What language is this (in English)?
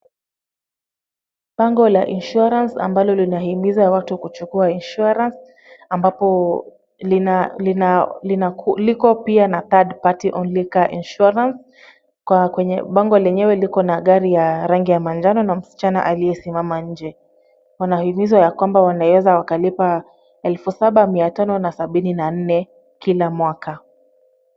Swahili